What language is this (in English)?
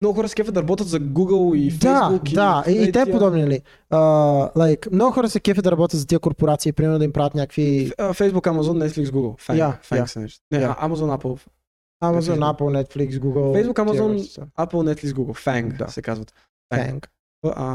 Bulgarian